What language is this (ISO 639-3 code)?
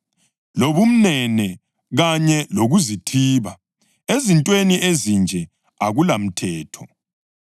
nde